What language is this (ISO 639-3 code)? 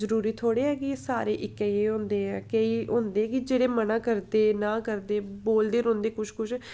doi